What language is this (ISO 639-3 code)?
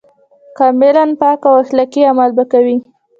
pus